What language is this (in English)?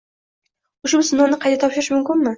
Uzbek